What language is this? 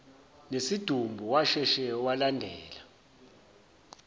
Zulu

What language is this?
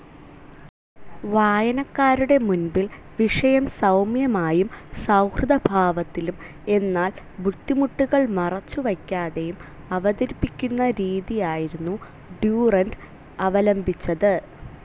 Malayalam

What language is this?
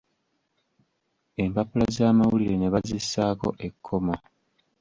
Ganda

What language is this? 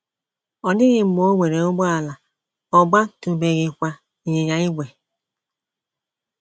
Igbo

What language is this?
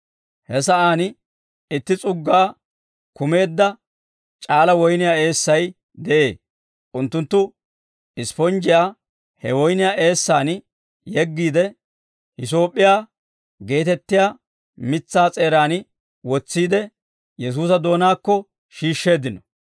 Dawro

